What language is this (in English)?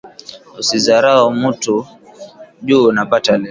Swahili